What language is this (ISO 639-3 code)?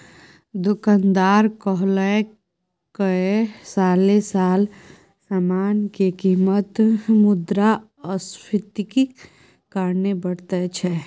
mai